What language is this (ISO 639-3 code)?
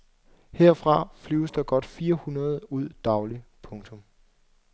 dan